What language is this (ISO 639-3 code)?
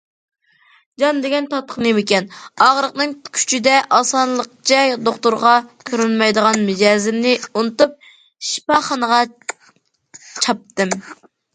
uig